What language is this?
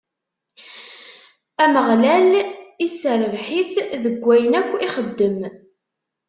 Kabyle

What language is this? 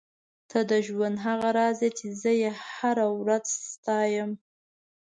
Pashto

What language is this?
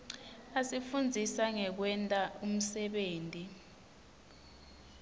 Swati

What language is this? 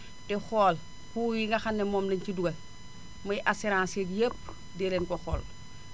Wolof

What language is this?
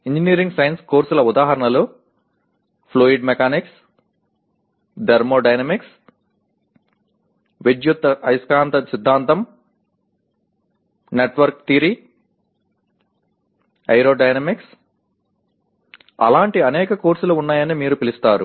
Telugu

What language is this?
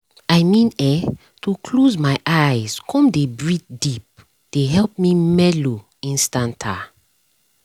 Nigerian Pidgin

